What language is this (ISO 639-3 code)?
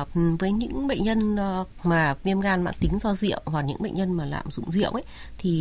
vie